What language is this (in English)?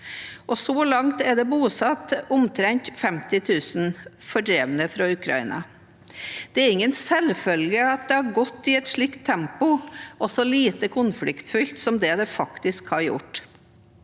Norwegian